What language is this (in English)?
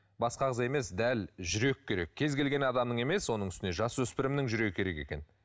Kazakh